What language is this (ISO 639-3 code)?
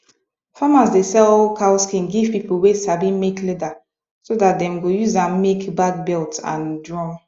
pcm